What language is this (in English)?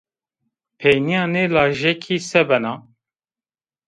Zaza